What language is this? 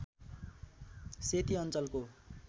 Nepali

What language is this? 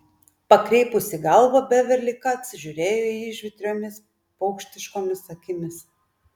Lithuanian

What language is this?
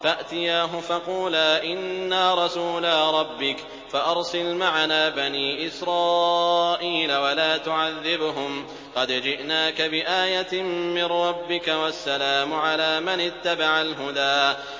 Arabic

